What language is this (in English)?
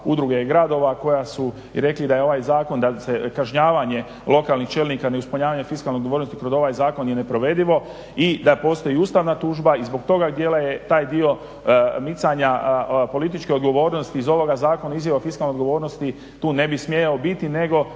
Croatian